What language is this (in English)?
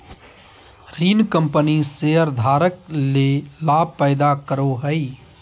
Magahi